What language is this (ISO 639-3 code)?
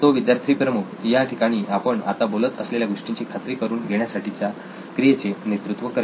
mar